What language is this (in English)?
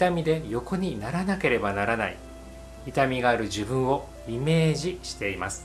Japanese